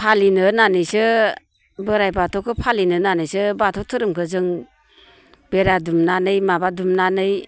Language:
Bodo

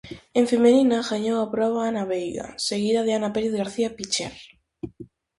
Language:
Galician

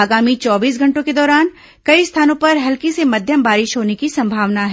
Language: Hindi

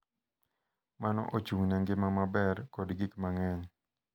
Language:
Luo (Kenya and Tanzania)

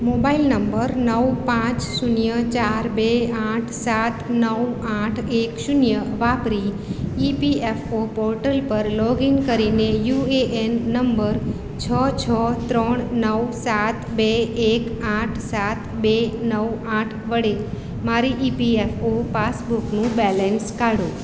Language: Gujarati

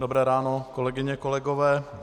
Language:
Czech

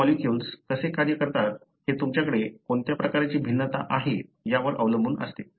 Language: Marathi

